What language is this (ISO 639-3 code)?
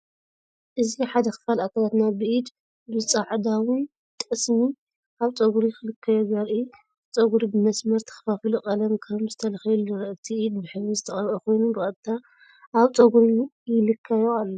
tir